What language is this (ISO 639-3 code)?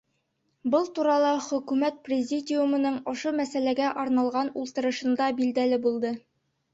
bak